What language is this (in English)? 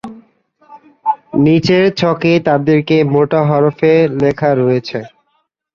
Bangla